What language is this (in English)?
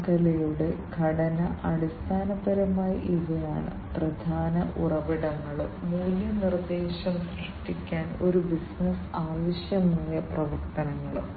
Malayalam